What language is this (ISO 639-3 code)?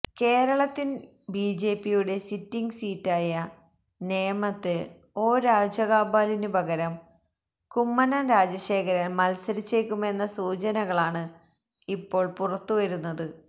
mal